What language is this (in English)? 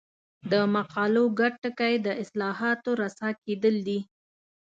Pashto